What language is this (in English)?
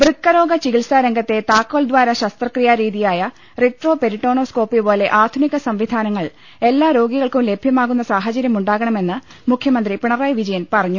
Malayalam